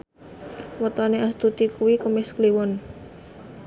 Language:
Javanese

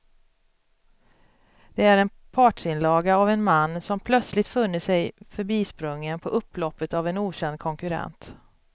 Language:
Swedish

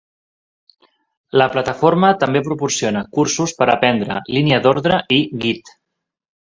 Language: Catalan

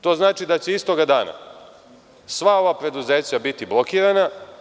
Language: Serbian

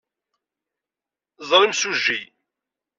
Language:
Kabyle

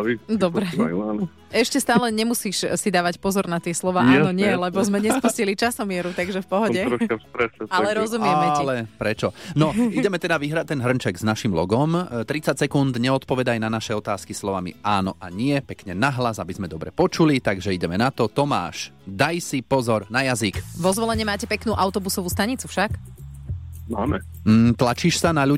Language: Slovak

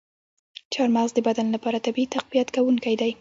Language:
Pashto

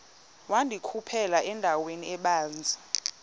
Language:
Xhosa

